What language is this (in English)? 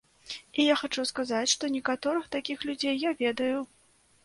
Belarusian